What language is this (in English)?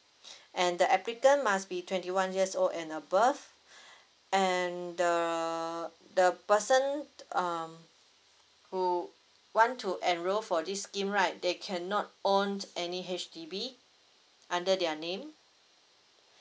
English